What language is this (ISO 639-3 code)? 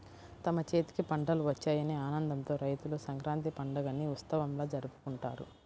tel